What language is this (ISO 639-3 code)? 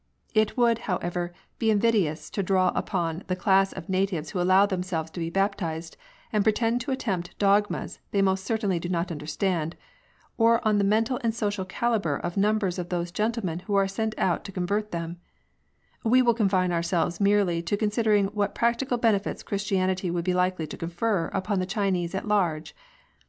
eng